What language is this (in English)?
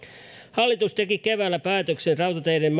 Finnish